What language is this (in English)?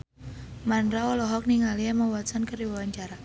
Sundanese